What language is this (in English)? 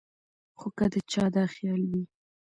Pashto